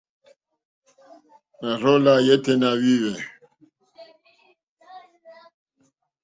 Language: Mokpwe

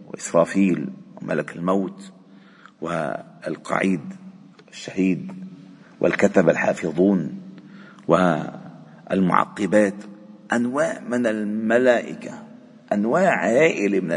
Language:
Arabic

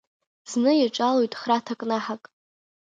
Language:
Abkhazian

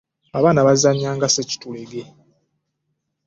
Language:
Ganda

